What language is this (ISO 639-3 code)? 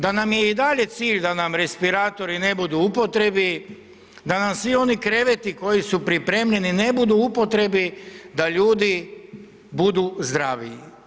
hrv